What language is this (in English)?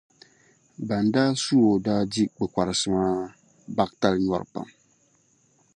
Dagbani